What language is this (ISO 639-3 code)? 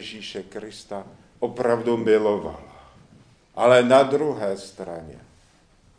ces